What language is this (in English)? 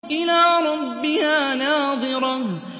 Arabic